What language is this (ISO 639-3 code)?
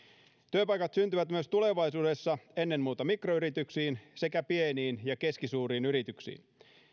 fin